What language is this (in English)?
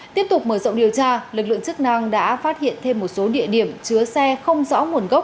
Vietnamese